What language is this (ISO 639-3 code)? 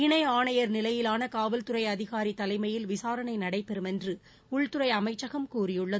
tam